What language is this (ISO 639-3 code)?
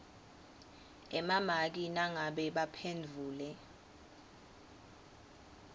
ssw